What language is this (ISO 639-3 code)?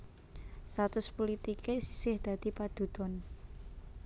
jav